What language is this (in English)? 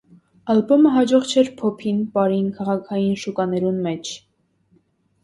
Armenian